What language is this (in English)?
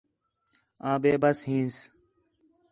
Khetrani